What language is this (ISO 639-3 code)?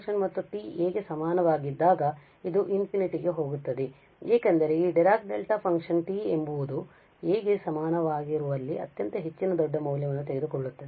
kan